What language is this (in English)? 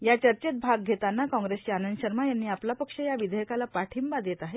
Marathi